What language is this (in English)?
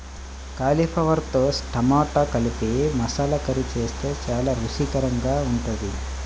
Telugu